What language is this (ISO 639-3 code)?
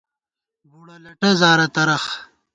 gwt